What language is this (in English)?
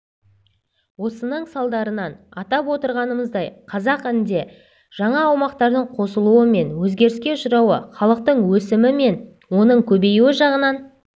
Kazakh